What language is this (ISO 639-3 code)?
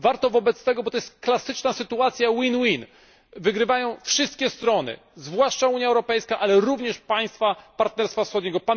pol